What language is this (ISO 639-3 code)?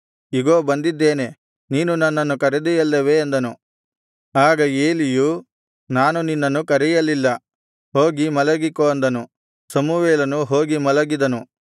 kan